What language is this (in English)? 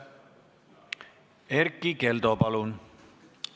Estonian